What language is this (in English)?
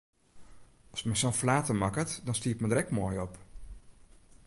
Western Frisian